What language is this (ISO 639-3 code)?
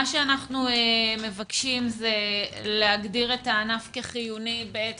heb